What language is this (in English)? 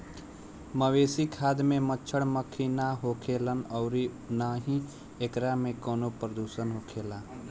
Bhojpuri